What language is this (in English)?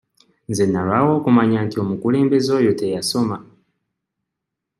Ganda